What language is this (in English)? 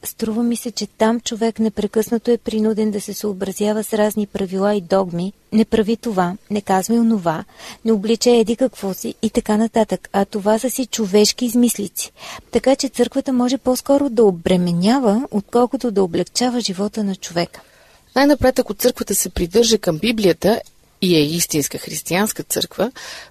Bulgarian